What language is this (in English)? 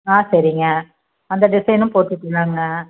Tamil